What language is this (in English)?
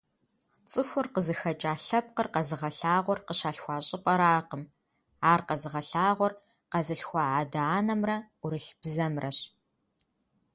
Kabardian